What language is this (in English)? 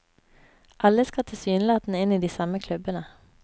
Norwegian